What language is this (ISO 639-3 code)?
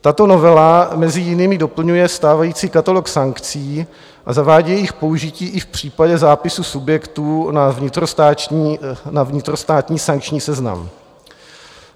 ces